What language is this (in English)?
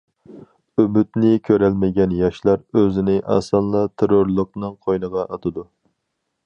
Uyghur